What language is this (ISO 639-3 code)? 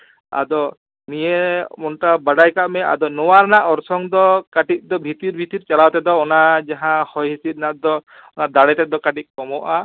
sat